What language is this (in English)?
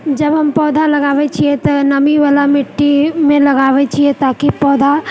Maithili